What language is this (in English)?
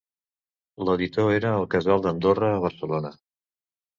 Catalan